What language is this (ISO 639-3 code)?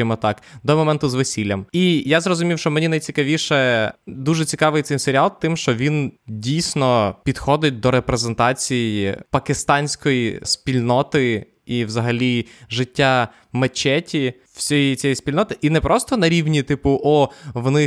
ukr